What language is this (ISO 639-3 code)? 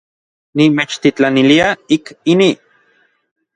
nlv